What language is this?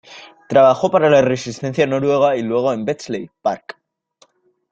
Spanish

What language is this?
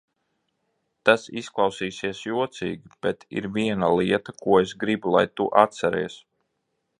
Latvian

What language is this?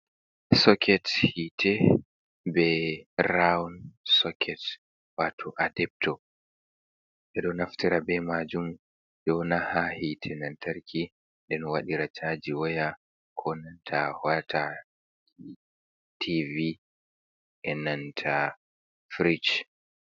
Fula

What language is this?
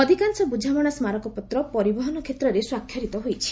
Odia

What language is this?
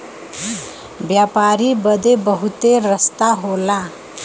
Bhojpuri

